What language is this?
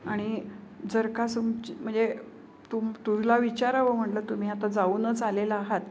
Marathi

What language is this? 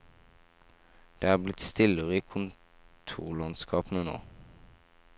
Norwegian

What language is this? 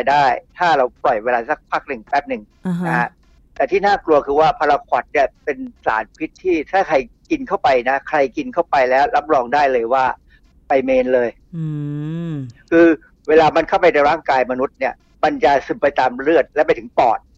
Thai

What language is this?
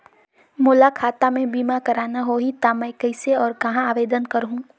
Chhattisgarhi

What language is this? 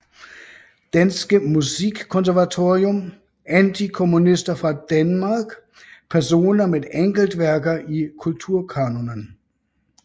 Danish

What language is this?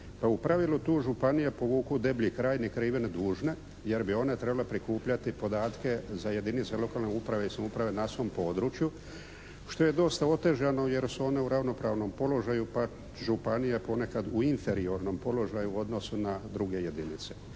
Croatian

